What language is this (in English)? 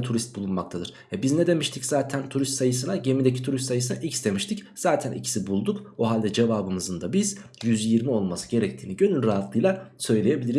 Turkish